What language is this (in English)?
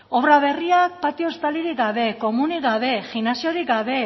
Basque